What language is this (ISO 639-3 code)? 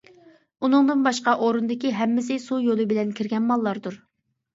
uig